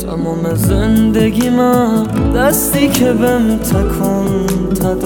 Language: Persian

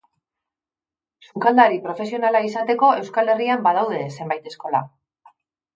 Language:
Basque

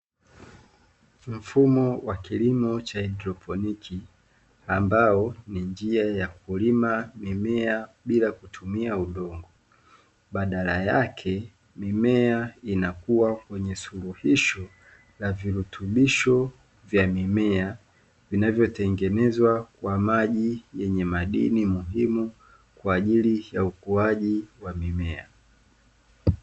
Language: Swahili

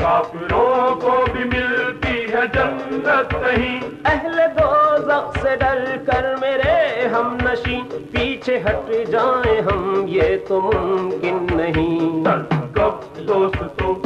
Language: Urdu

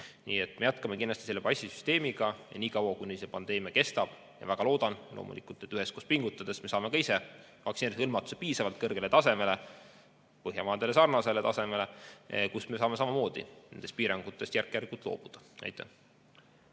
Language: Estonian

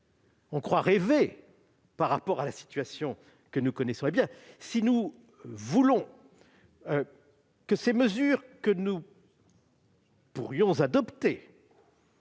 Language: French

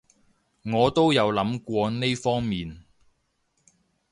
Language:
Cantonese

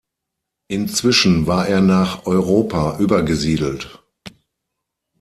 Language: German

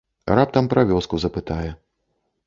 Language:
Belarusian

